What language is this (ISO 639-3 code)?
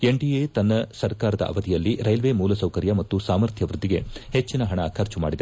kan